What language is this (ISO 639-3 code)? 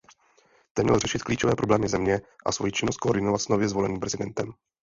ces